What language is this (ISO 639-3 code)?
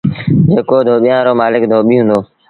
sbn